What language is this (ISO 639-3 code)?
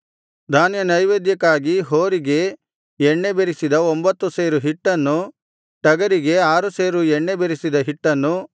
kan